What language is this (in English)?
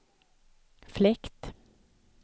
Swedish